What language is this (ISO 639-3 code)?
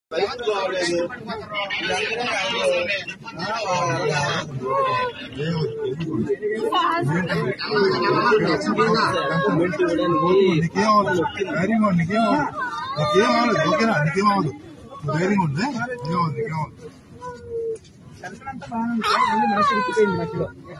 ara